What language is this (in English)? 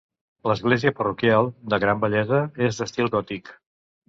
Catalan